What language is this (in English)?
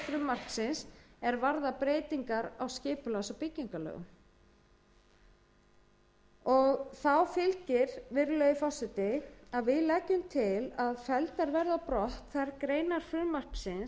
Icelandic